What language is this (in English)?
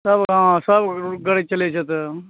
Maithili